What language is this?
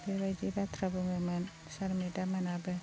Bodo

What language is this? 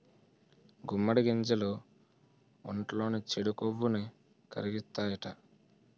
Telugu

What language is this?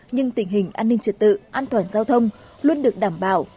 Vietnamese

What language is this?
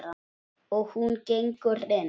Icelandic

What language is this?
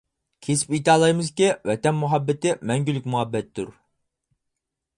Uyghur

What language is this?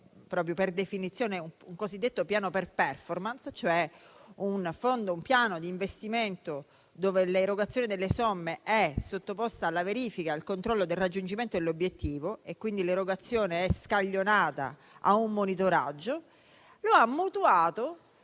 Italian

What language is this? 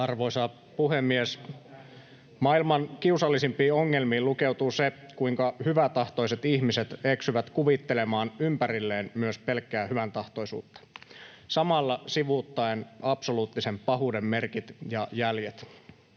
Finnish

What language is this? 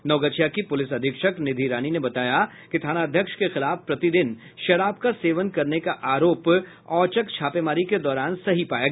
Hindi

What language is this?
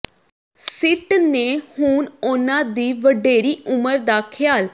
Punjabi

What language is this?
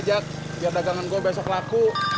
Indonesian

